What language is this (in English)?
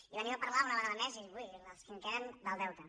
Catalan